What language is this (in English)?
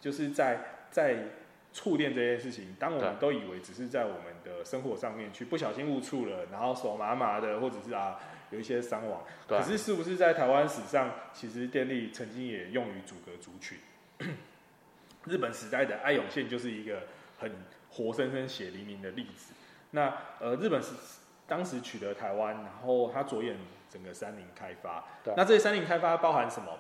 Chinese